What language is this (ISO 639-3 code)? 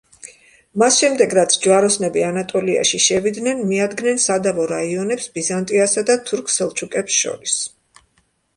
kat